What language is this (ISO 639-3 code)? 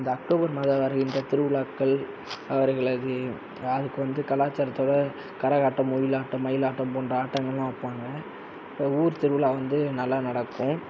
tam